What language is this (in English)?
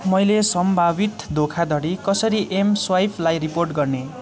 Nepali